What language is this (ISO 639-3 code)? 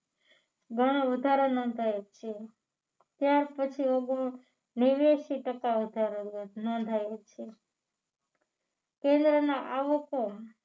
guj